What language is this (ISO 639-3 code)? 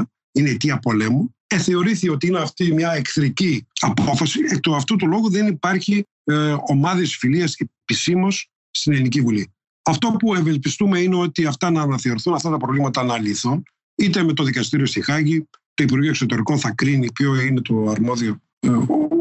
ell